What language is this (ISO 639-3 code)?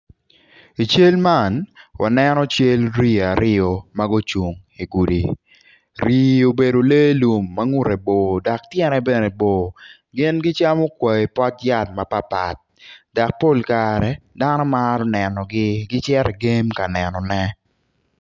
ach